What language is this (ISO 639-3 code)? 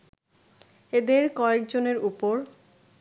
ben